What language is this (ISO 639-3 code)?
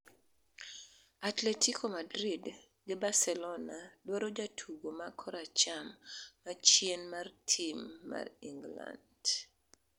luo